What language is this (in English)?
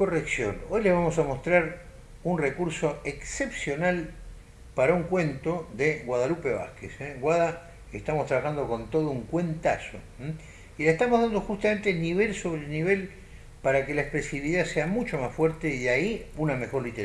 Spanish